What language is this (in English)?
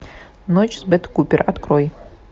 Russian